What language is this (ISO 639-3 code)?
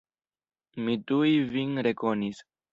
epo